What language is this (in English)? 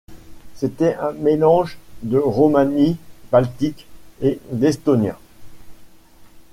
French